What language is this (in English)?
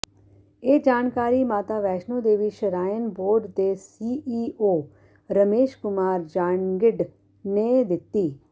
Punjabi